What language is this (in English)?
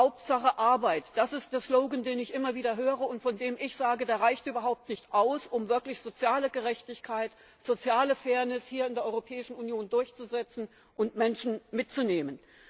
German